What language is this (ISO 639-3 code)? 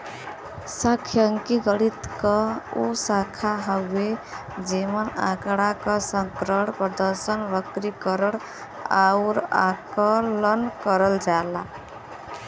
bho